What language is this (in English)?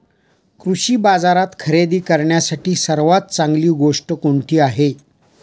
Marathi